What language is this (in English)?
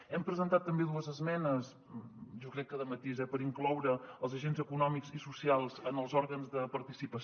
Catalan